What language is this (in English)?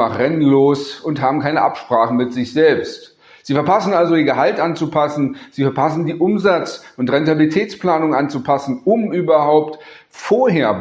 German